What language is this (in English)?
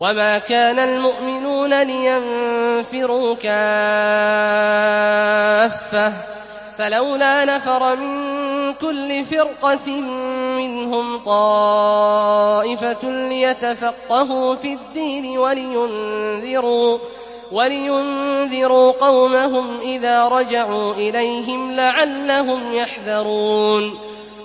Arabic